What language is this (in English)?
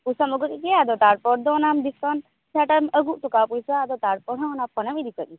Santali